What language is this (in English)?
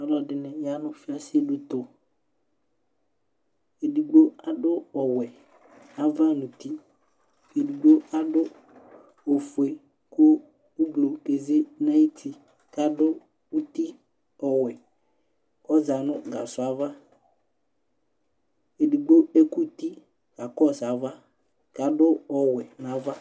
Ikposo